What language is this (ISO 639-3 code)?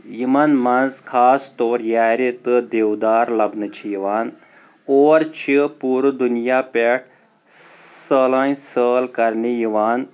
kas